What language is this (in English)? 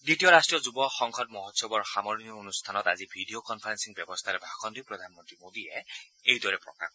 Assamese